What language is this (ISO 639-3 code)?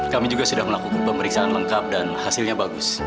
ind